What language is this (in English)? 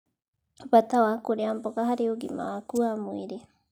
Kikuyu